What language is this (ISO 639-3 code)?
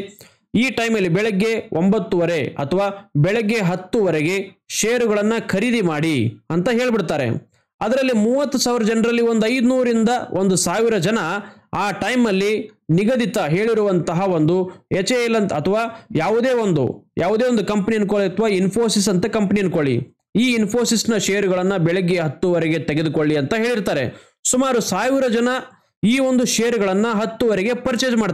kan